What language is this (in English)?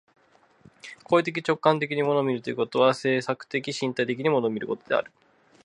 Japanese